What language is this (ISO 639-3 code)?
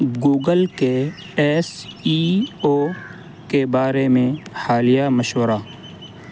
urd